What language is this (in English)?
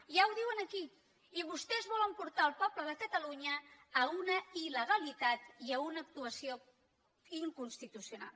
Catalan